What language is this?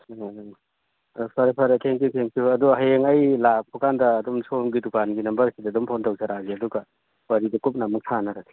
Manipuri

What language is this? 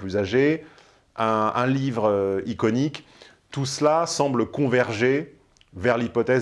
French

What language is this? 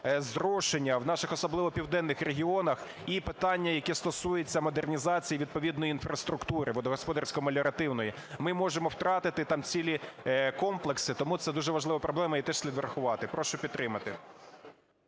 Ukrainian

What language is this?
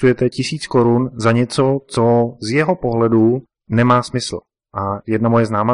Czech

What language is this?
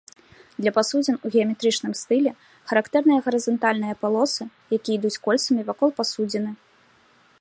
Belarusian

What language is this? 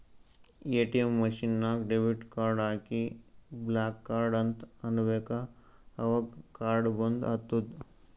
Kannada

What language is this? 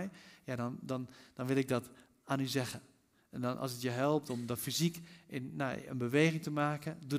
Dutch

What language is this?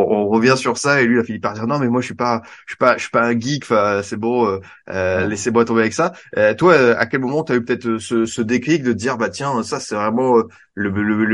French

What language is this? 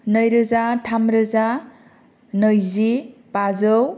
Bodo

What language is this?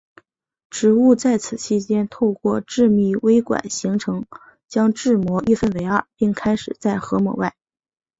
Chinese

